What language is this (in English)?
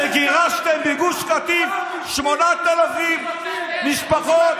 Hebrew